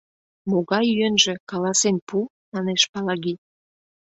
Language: Mari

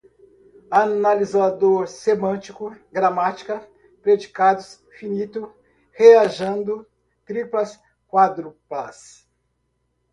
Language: Portuguese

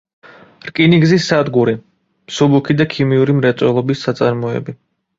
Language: Georgian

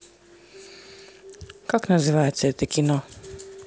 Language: Russian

